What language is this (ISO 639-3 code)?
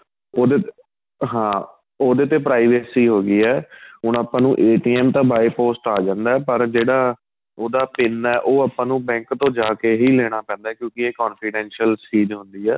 pan